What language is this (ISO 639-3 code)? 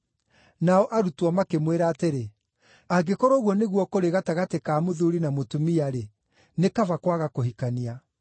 kik